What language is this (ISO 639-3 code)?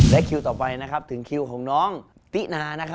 tha